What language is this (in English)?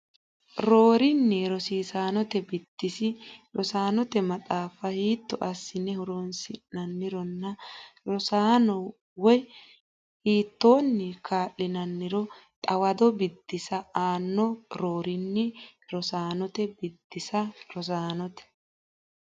Sidamo